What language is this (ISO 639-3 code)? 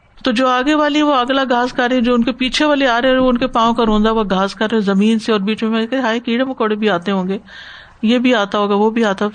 urd